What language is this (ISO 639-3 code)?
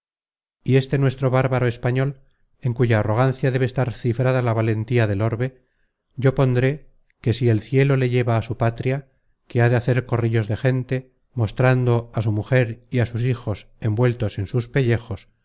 spa